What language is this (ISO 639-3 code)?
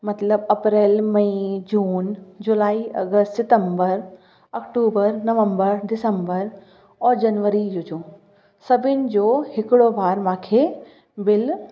snd